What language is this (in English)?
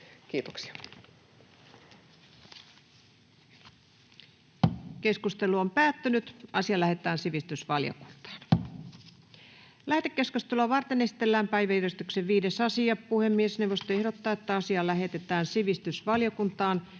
Finnish